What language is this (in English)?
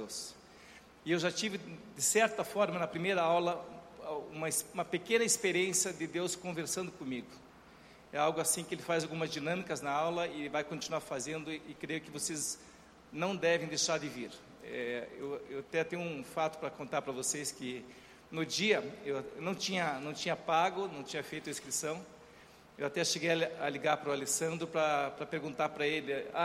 Portuguese